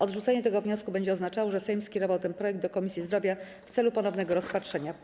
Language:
Polish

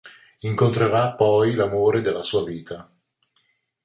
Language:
Italian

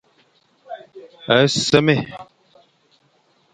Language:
Fang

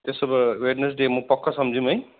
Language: Nepali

